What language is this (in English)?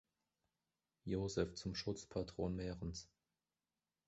German